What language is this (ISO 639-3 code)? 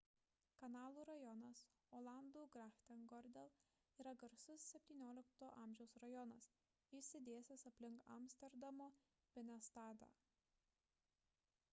lit